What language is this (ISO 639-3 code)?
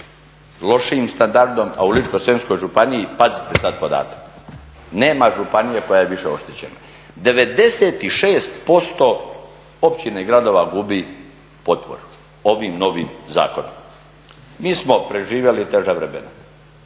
hrv